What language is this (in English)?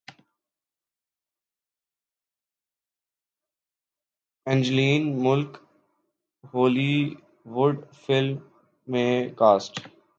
Urdu